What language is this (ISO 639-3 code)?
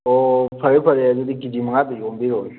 mni